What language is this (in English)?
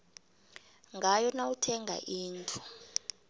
South Ndebele